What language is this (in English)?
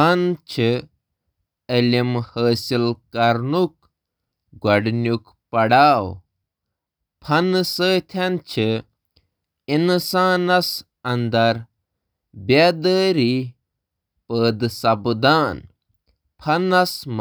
Kashmiri